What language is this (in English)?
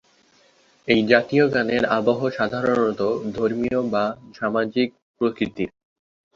Bangla